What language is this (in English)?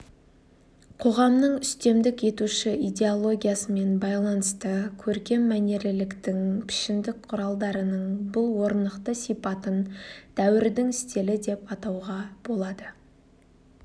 Kazakh